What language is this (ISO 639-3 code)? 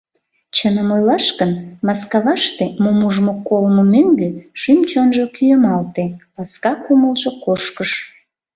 chm